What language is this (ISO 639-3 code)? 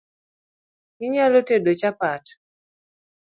luo